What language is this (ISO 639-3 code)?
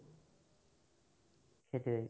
asm